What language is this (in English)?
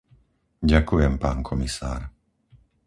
Slovak